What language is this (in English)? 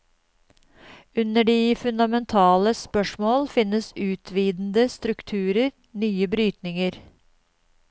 Norwegian